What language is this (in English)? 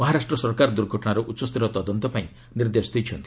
Odia